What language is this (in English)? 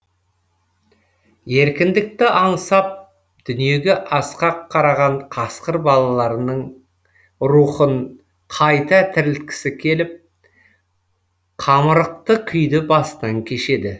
Kazakh